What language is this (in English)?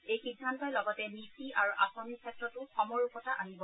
Assamese